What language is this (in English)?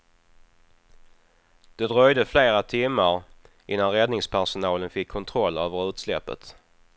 Swedish